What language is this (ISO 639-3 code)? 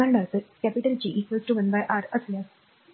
mar